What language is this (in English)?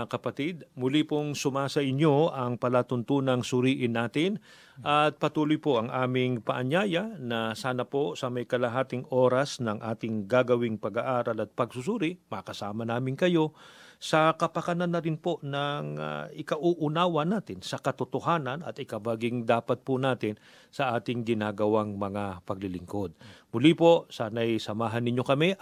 Filipino